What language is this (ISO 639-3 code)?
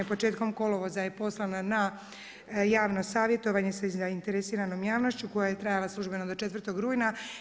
hrv